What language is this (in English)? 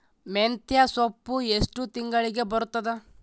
Kannada